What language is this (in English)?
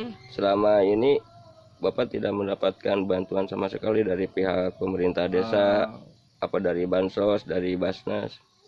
Indonesian